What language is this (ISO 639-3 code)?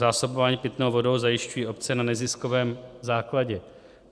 ces